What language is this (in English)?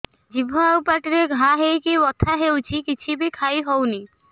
Odia